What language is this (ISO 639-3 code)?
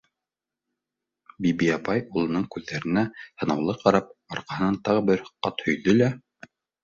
bak